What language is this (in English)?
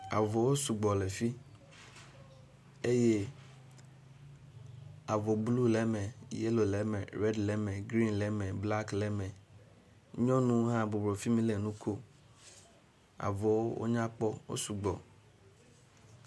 Ewe